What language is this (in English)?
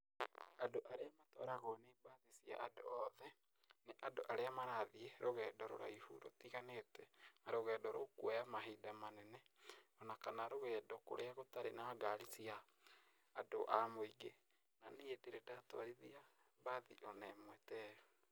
Kikuyu